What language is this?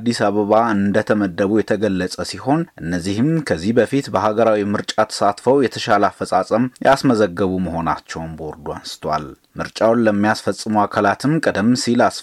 Amharic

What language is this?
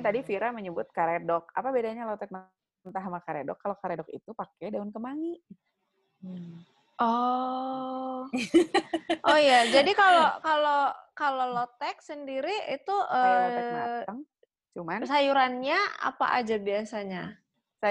Indonesian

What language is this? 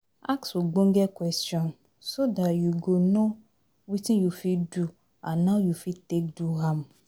Nigerian Pidgin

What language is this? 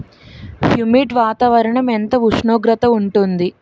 Telugu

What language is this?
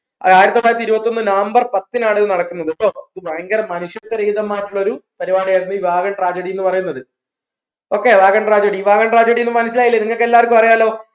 Malayalam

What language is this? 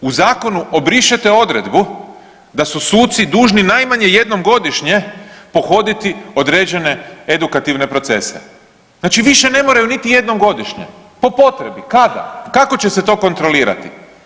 Croatian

